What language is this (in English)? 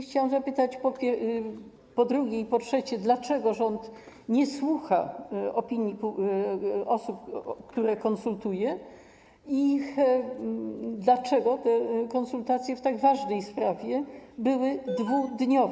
Polish